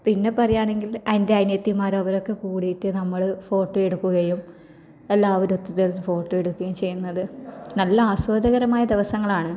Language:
Malayalam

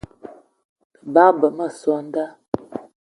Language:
Eton (Cameroon)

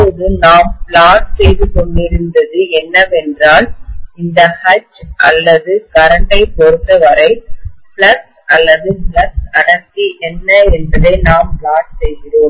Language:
Tamil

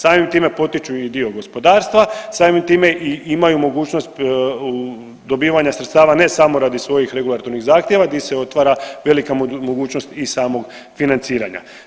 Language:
Croatian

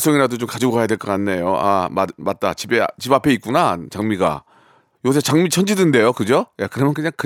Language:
Korean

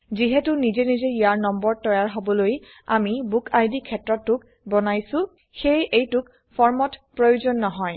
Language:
Assamese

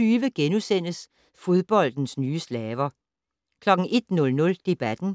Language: Danish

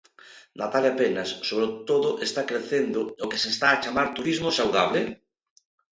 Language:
Galician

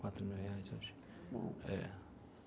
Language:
Portuguese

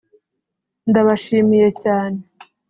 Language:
Kinyarwanda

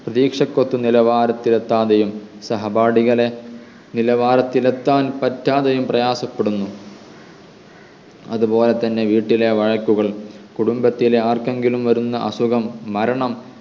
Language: Malayalam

